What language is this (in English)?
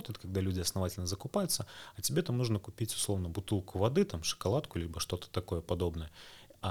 Russian